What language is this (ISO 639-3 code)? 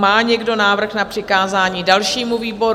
ces